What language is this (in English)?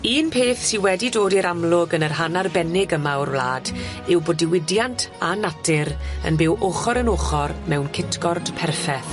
Welsh